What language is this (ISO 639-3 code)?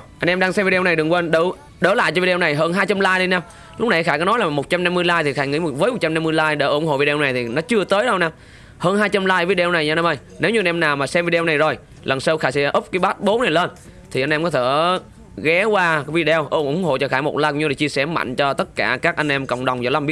vie